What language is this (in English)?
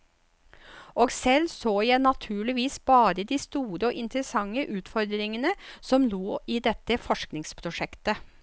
Norwegian